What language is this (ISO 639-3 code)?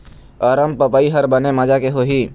hne